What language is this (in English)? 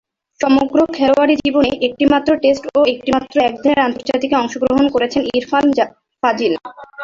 Bangla